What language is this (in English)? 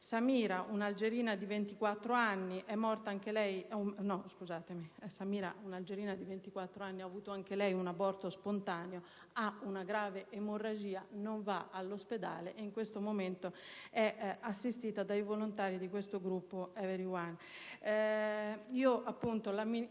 Italian